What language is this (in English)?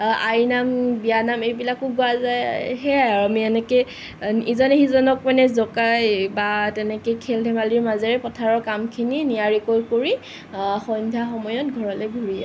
Assamese